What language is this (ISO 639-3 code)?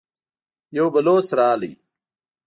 pus